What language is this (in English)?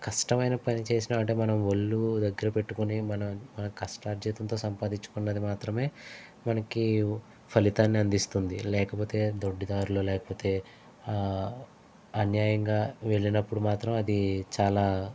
Telugu